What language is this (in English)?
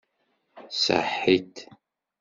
Kabyle